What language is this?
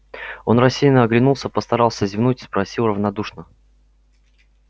Russian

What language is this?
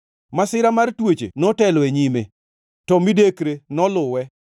Luo (Kenya and Tanzania)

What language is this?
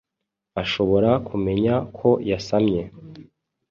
Kinyarwanda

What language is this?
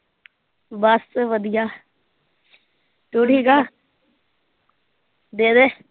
Punjabi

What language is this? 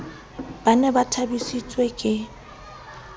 Southern Sotho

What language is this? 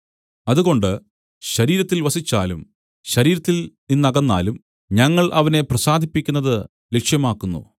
Malayalam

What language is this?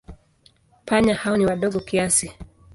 Swahili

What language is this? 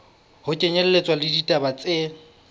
Southern Sotho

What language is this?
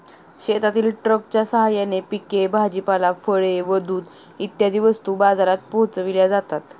Marathi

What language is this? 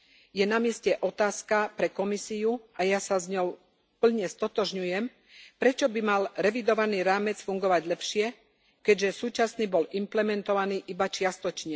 Slovak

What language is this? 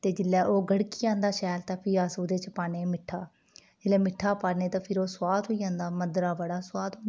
Dogri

